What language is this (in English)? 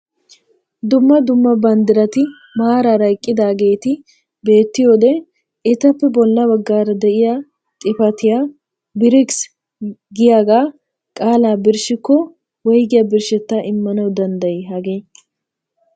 Wolaytta